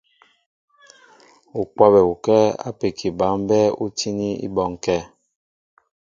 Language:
Mbo (Cameroon)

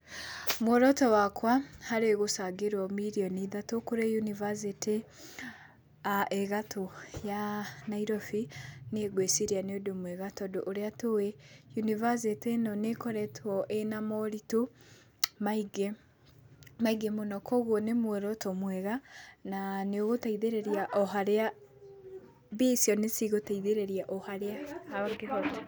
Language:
Kikuyu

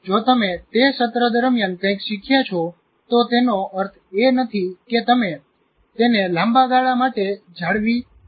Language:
Gujarati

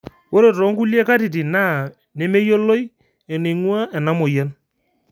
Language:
Masai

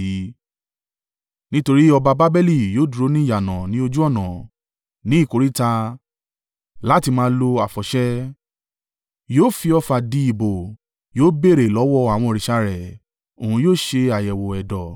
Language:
Yoruba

